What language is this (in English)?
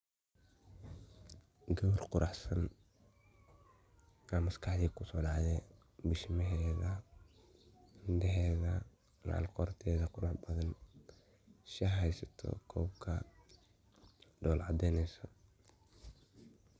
Somali